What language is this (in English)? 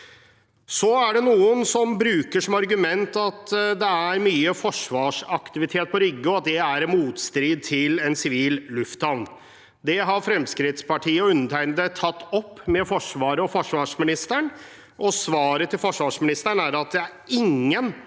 Norwegian